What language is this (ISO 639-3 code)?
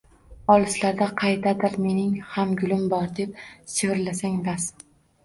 uzb